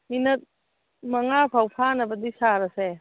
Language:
Manipuri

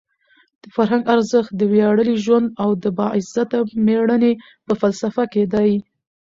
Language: Pashto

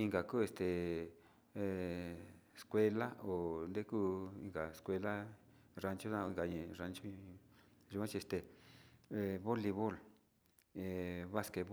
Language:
Sinicahua Mixtec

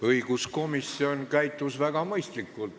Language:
Estonian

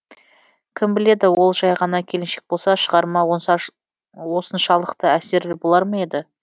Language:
Kazakh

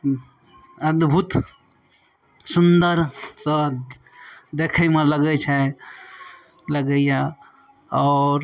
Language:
Maithili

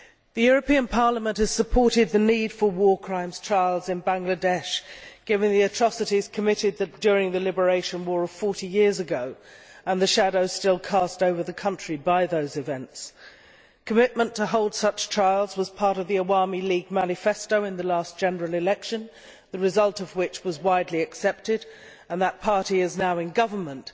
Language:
English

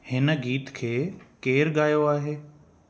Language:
Sindhi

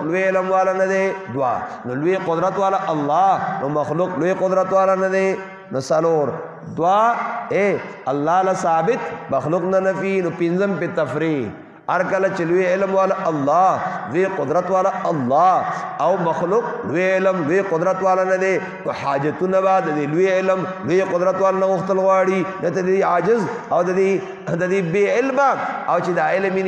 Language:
Arabic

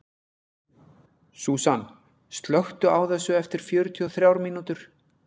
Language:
Icelandic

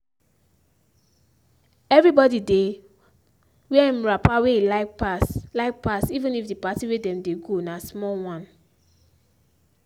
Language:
Nigerian Pidgin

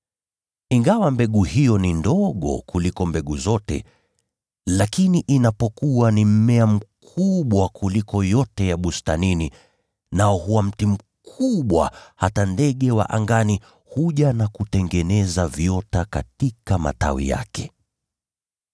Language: Swahili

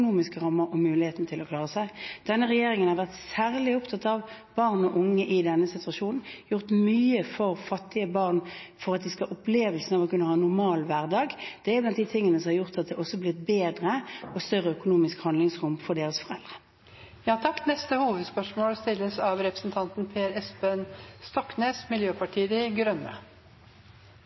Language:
Norwegian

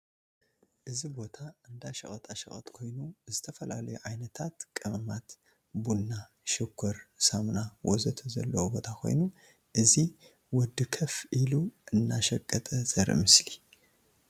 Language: Tigrinya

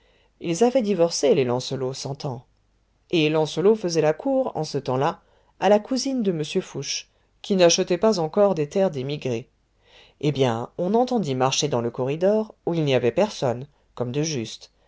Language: French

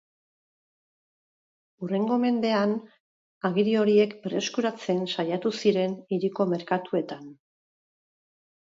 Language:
Basque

